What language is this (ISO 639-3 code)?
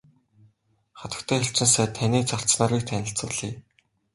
mon